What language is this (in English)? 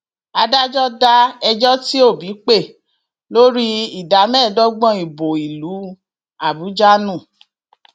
Yoruba